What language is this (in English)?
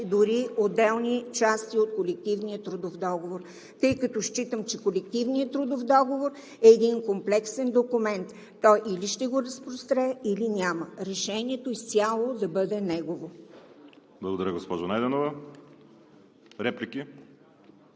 Bulgarian